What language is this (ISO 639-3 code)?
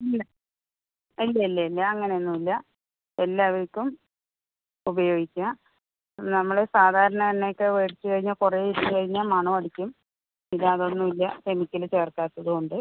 mal